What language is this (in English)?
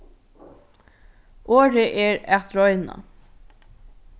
Faroese